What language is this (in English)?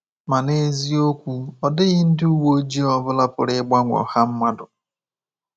Igbo